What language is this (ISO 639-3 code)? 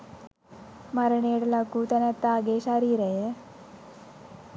sin